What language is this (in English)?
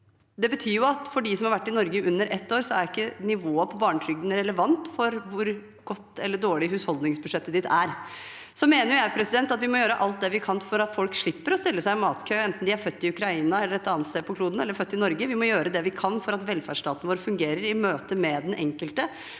Norwegian